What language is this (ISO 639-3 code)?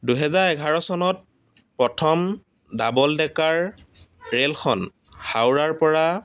asm